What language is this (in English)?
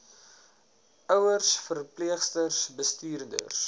Afrikaans